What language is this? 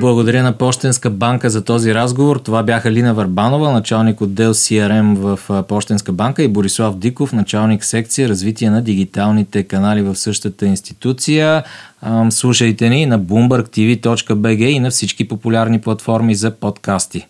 Bulgarian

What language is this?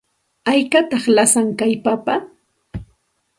Santa Ana de Tusi Pasco Quechua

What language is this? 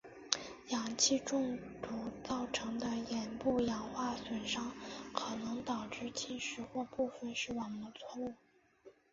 Chinese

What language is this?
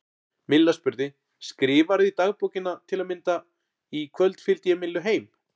Icelandic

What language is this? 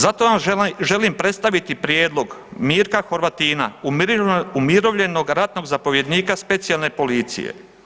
Croatian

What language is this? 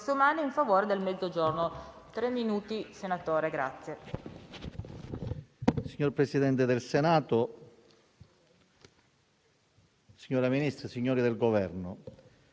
Italian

